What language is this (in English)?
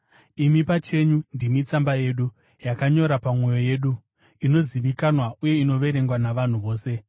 Shona